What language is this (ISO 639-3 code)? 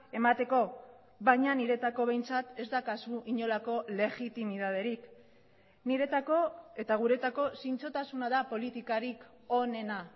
eus